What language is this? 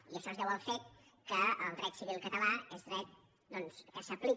Catalan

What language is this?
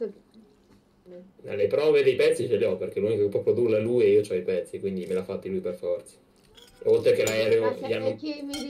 Italian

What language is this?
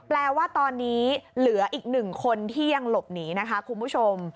Thai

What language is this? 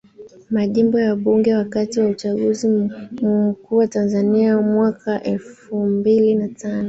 Swahili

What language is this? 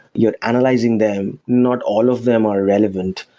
English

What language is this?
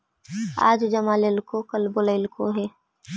Magahi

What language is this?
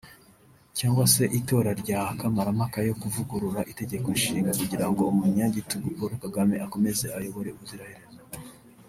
Kinyarwanda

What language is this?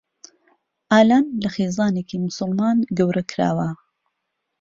Central Kurdish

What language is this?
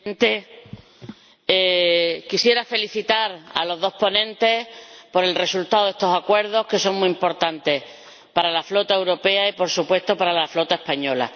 Spanish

